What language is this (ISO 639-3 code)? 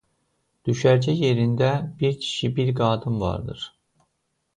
aze